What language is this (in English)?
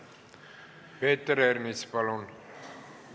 Estonian